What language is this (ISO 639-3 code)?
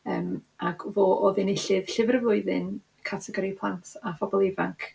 cym